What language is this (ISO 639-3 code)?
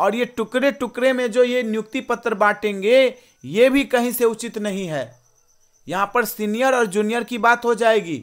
hin